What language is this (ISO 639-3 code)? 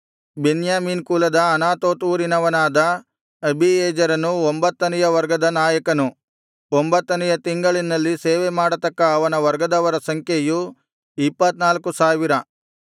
kan